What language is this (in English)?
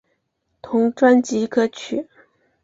Chinese